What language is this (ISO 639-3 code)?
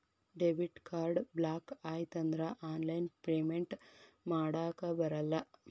kan